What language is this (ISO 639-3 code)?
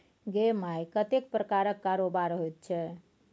mai